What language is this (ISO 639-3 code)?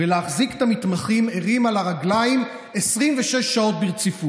heb